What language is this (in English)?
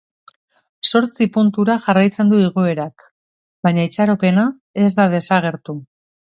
Basque